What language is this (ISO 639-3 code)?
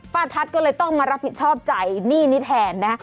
tha